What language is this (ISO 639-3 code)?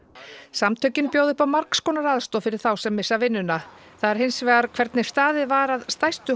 isl